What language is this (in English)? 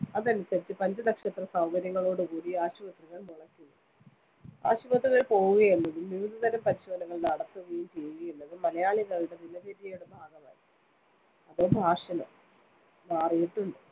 Malayalam